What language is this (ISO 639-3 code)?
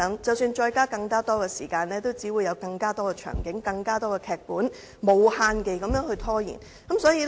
yue